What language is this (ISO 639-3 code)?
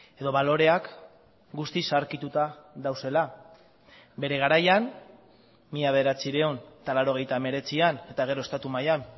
eus